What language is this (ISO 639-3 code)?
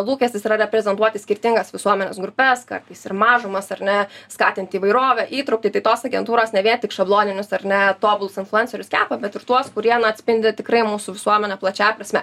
lit